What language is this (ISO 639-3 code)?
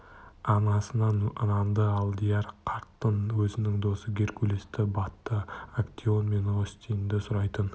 kaz